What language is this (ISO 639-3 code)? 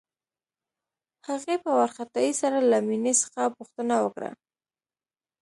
pus